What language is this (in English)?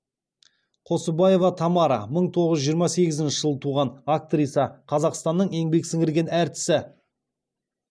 Kazakh